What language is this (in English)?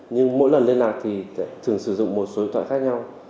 Vietnamese